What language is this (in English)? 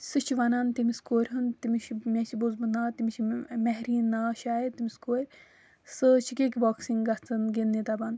Kashmiri